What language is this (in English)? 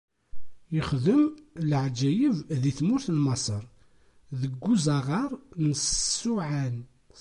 Kabyle